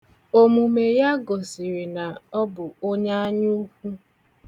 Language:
Igbo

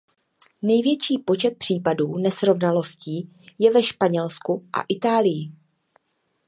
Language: Czech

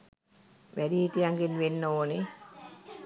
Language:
Sinhala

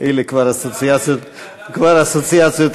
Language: Hebrew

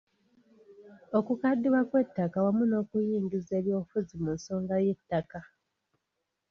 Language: Ganda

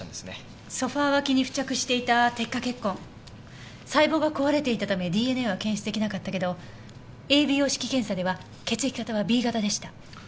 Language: Japanese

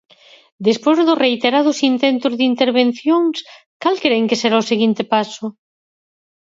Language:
Galician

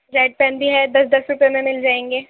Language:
Urdu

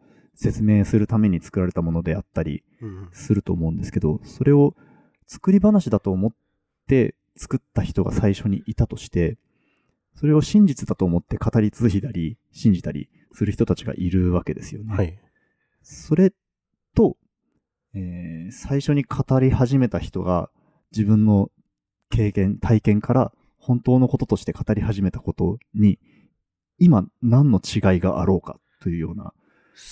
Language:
Japanese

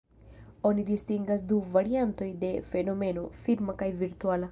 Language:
Esperanto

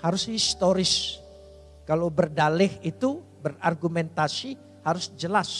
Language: Indonesian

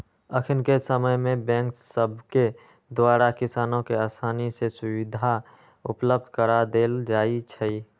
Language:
Magahi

